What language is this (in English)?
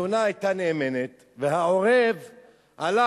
Hebrew